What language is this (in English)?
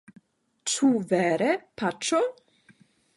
Esperanto